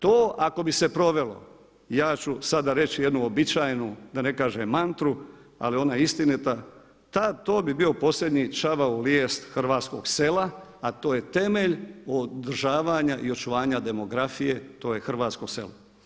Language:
Croatian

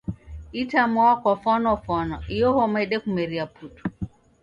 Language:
Taita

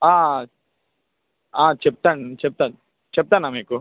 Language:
Telugu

